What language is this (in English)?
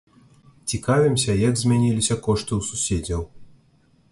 Belarusian